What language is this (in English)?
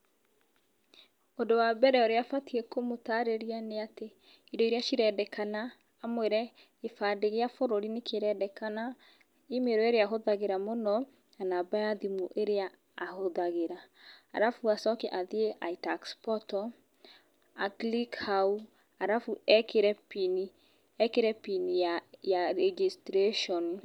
Kikuyu